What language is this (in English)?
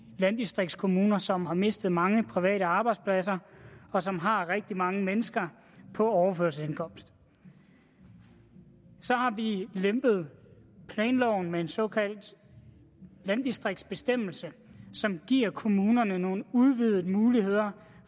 Danish